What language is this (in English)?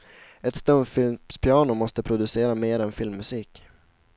Swedish